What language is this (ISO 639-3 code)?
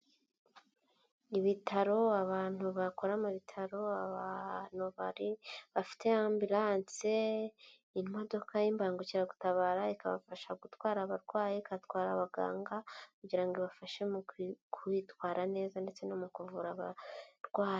kin